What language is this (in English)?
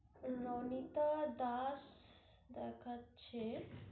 Bangla